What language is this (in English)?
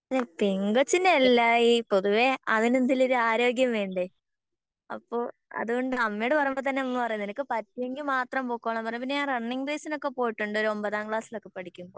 Malayalam